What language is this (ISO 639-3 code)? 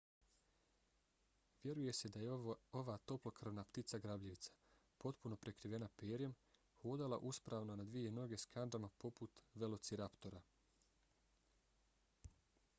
bos